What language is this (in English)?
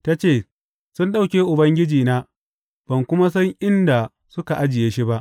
Hausa